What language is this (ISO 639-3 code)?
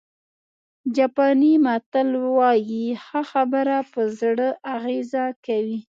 pus